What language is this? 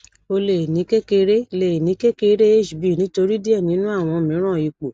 Yoruba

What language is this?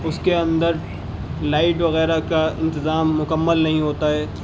Urdu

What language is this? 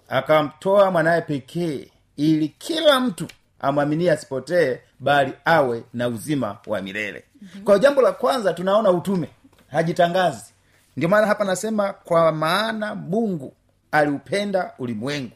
Swahili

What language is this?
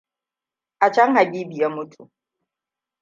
Hausa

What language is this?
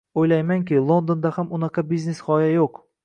Uzbek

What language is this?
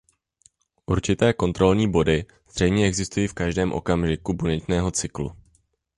Czech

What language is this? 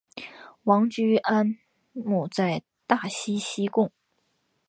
Chinese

